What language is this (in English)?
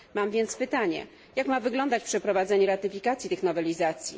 Polish